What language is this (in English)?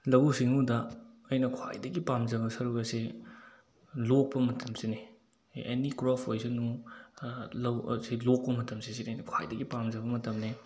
Manipuri